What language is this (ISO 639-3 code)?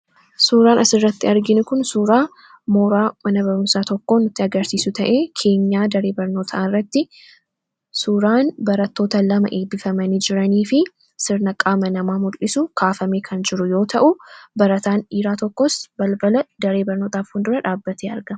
orm